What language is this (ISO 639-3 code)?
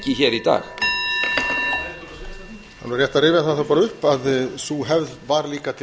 isl